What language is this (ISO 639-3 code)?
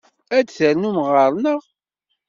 kab